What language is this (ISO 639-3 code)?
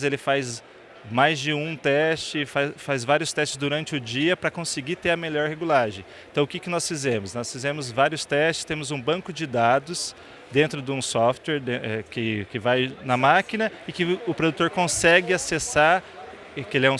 por